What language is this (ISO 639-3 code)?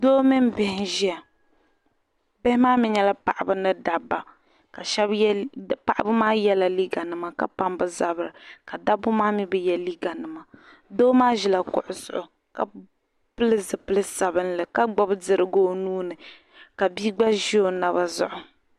dag